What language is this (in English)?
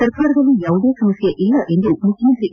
Kannada